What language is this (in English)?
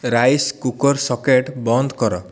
Odia